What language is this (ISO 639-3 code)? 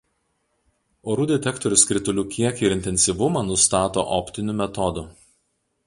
lit